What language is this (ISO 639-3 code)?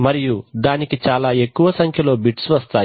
tel